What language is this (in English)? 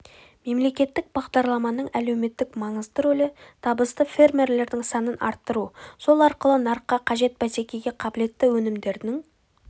Kazakh